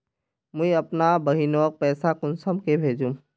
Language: Magahi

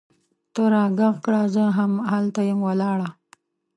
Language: Pashto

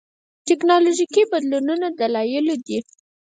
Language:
Pashto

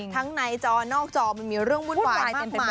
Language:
Thai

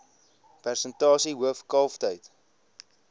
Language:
Afrikaans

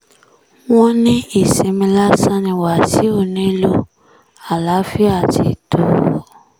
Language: Yoruba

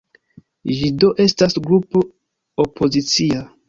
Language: Esperanto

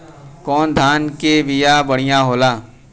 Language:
Bhojpuri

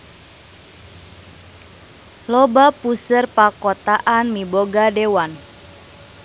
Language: Sundanese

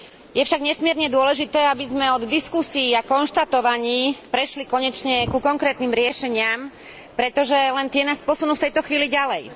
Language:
Slovak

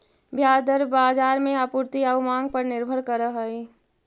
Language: Magahi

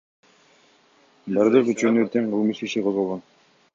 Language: Kyrgyz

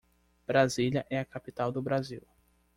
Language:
Portuguese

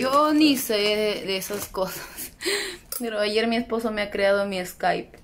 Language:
Spanish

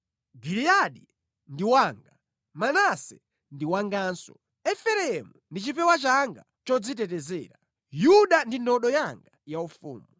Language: Nyanja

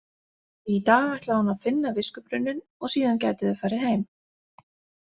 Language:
Icelandic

